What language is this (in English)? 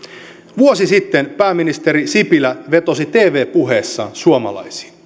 Finnish